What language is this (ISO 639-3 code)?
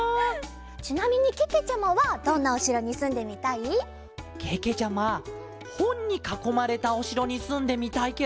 jpn